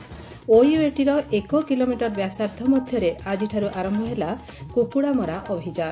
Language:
Odia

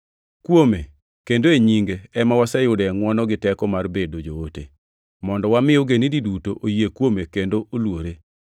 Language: Luo (Kenya and Tanzania)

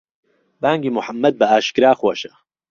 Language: Central Kurdish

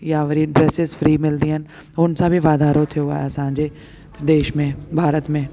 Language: Sindhi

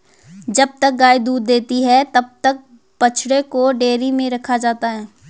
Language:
Hindi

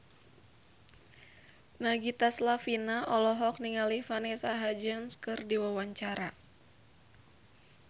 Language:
Sundanese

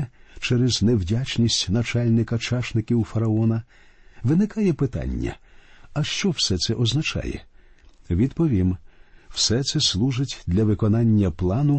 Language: Ukrainian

